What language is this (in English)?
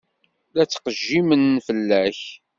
Kabyle